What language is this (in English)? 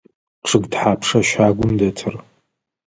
Adyghe